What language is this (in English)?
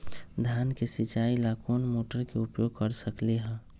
Magahi